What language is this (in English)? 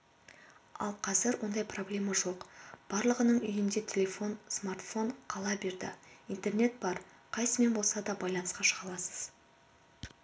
Kazakh